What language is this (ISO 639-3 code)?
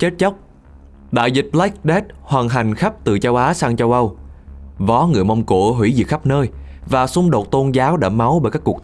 vie